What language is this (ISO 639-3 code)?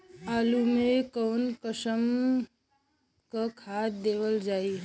bho